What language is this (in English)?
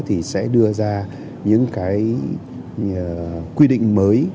Vietnamese